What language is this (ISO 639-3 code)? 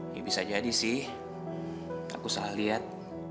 ind